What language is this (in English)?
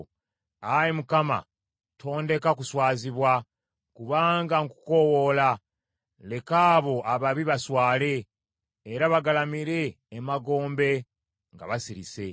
Ganda